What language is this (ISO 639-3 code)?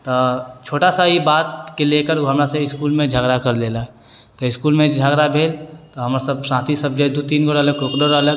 mai